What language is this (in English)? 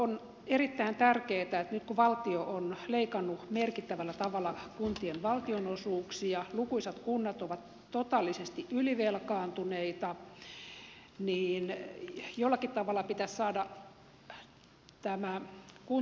Finnish